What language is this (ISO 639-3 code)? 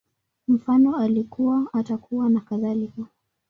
swa